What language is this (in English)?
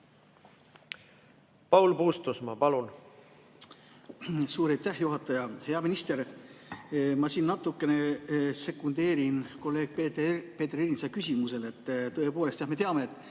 Estonian